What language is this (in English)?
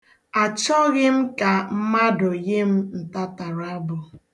Igbo